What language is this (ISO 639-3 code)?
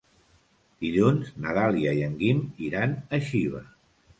cat